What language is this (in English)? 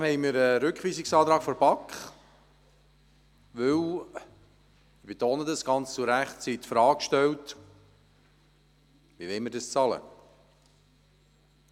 Swiss German